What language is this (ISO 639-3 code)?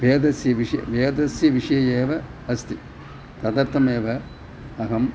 san